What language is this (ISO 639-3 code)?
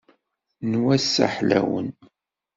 kab